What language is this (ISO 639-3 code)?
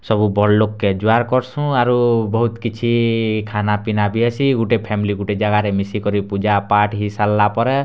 ori